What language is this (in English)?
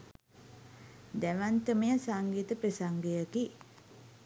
Sinhala